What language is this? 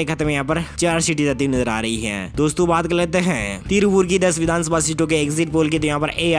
Hindi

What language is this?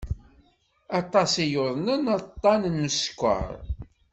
Kabyle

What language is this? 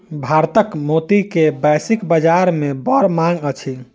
Maithili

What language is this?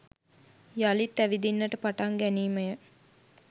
Sinhala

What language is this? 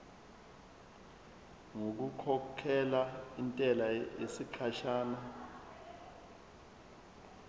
Zulu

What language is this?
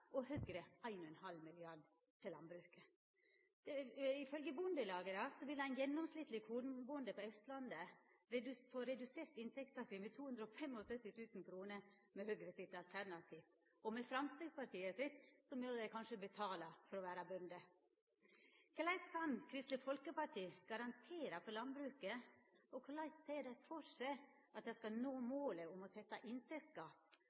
Norwegian Nynorsk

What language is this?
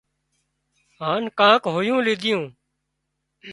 Wadiyara Koli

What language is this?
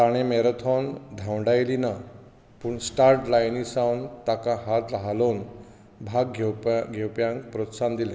Konkani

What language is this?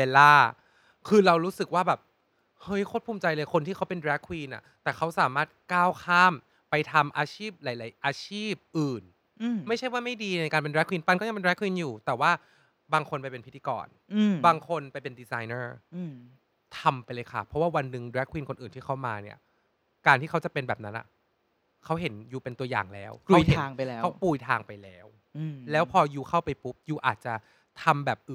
Thai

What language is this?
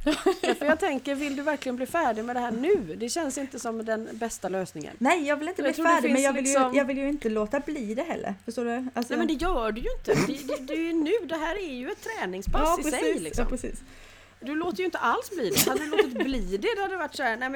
Swedish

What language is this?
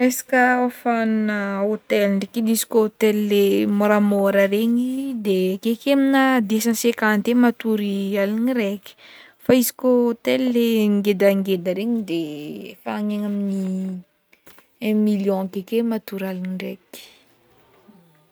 Northern Betsimisaraka Malagasy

